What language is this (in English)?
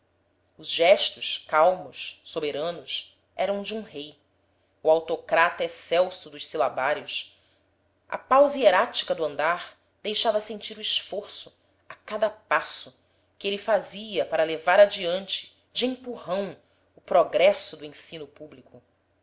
Portuguese